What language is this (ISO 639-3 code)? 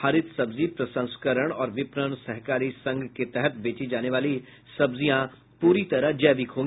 hin